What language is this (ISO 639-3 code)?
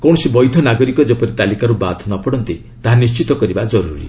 ori